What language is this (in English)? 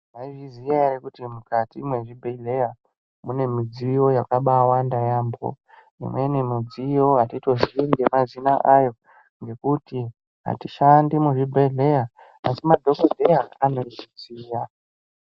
Ndau